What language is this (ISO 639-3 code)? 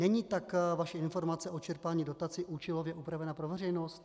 ces